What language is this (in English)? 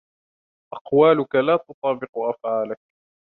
Arabic